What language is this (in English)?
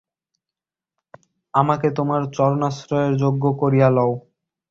Bangla